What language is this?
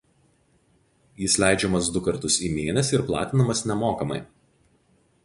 Lithuanian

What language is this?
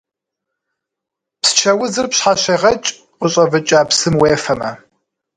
Kabardian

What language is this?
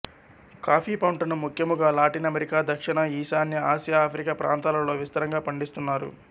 Telugu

